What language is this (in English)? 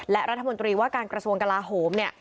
Thai